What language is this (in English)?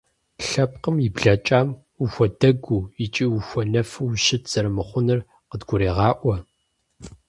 Kabardian